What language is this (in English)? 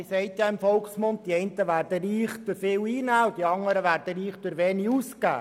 Swiss German